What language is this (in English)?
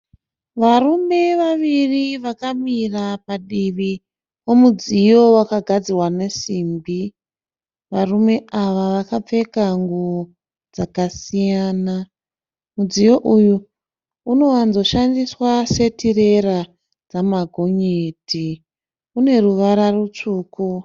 Shona